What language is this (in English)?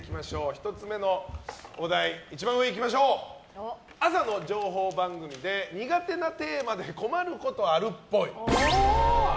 Japanese